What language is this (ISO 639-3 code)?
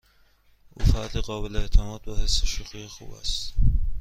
fas